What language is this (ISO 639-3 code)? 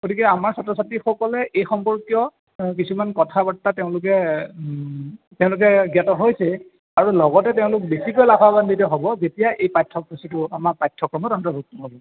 asm